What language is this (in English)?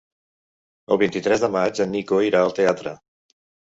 Catalan